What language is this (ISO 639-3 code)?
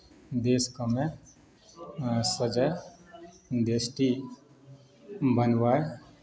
mai